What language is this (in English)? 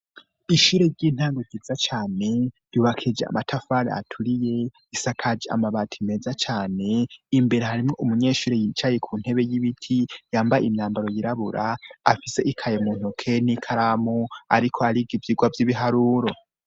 Rundi